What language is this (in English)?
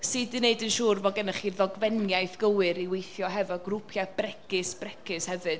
Welsh